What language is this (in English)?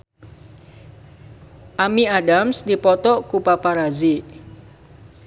Sundanese